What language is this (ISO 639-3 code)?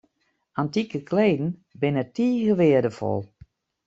fry